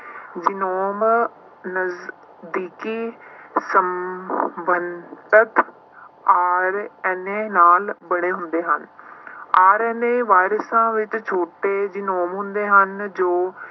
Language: Punjabi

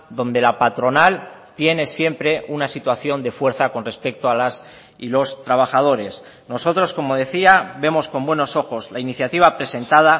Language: Spanish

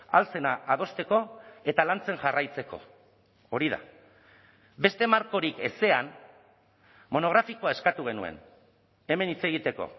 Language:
Basque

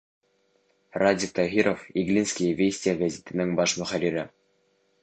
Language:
Bashkir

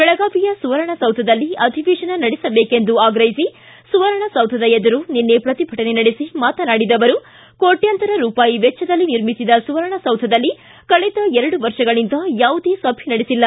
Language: Kannada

